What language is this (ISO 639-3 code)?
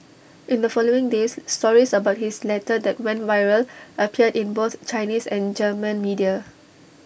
eng